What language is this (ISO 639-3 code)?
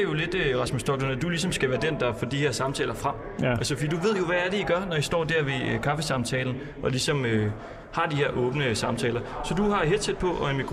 dan